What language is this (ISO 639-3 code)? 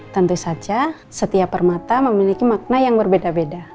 ind